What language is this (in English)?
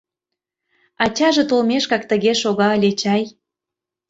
Mari